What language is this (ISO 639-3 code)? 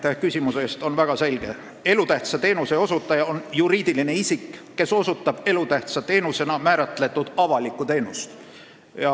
est